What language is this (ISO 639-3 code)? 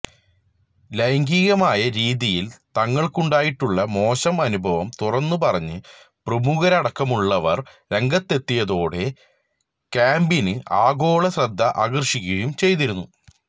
mal